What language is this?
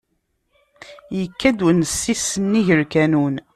Kabyle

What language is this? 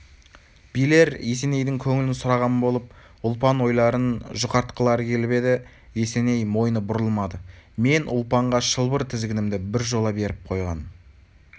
Kazakh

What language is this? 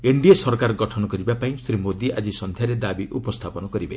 Odia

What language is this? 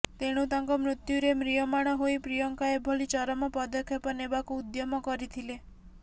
Odia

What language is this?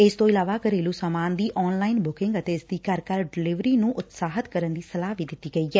Punjabi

